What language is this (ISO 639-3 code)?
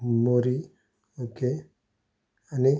kok